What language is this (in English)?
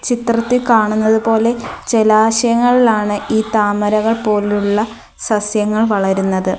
Malayalam